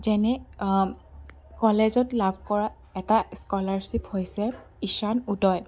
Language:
Assamese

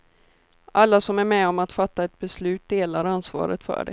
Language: Swedish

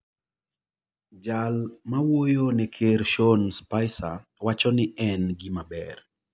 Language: Luo (Kenya and Tanzania)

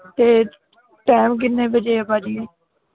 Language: Punjabi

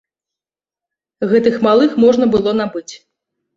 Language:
Belarusian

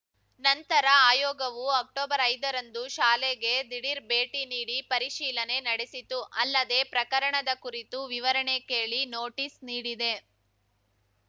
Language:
Kannada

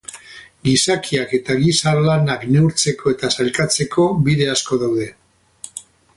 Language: Basque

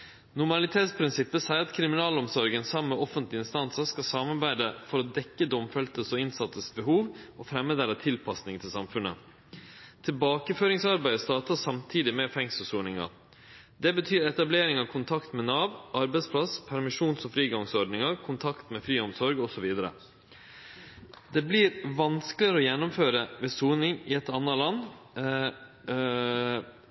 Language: Norwegian Nynorsk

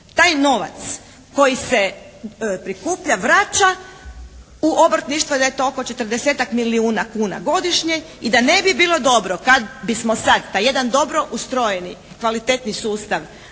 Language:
Croatian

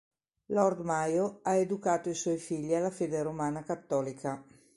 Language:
Italian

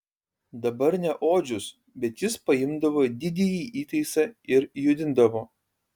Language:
Lithuanian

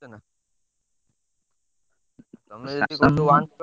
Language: Odia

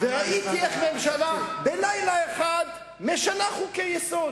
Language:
Hebrew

